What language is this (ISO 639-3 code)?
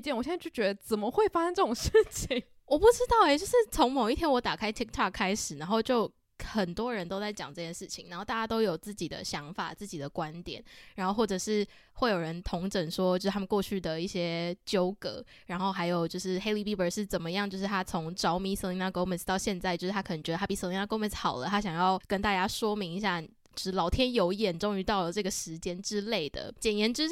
zho